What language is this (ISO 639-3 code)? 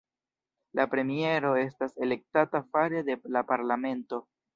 epo